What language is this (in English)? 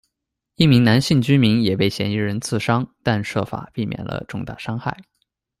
Chinese